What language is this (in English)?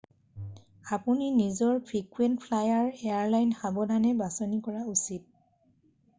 Assamese